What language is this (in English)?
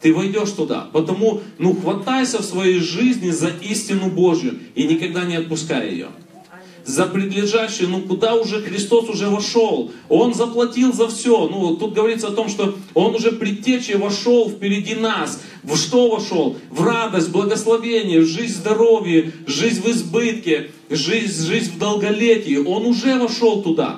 Russian